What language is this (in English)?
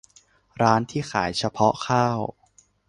Thai